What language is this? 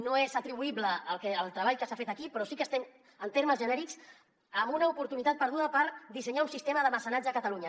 Catalan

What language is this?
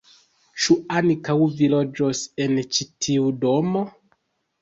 Esperanto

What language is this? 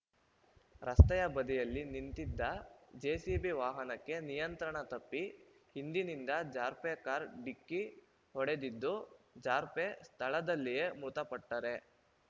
Kannada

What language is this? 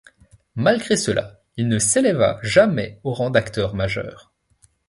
French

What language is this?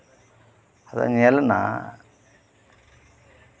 Santali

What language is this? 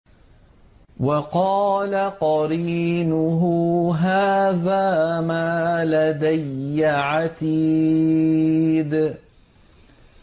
Arabic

